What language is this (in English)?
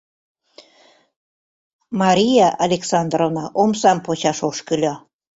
Mari